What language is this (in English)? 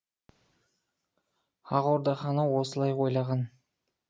Kazakh